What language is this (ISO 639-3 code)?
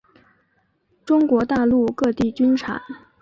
zho